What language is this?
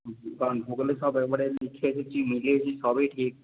Bangla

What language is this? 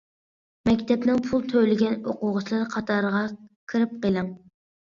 Uyghur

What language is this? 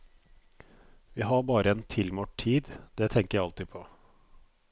Norwegian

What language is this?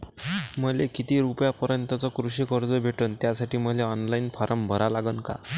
Marathi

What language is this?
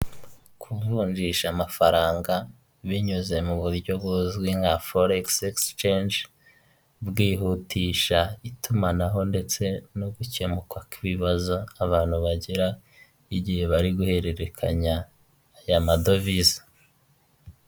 Kinyarwanda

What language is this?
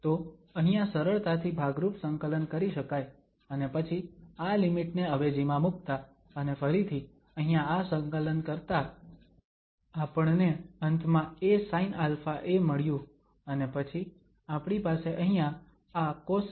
Gujarati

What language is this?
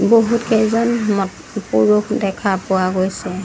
Assamese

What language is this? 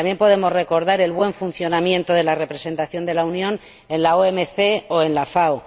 Spanish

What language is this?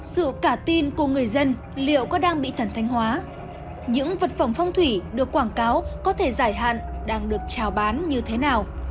Vietnamese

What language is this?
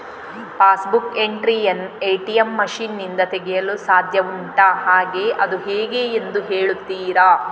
Kannada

